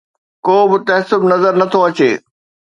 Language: Sindhi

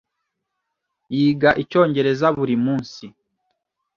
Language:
Kinyarwanda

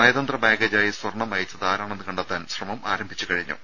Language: Malayalam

